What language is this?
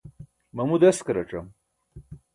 Burushaski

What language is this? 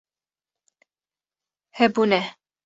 Kurdish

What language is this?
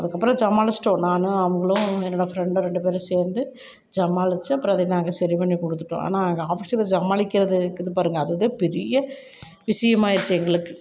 Tamil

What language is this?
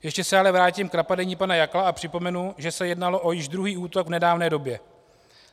Czech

